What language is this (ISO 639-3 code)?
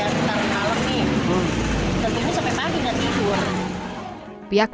ind